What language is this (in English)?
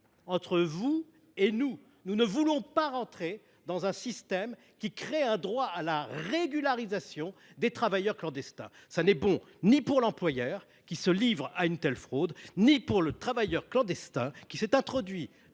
French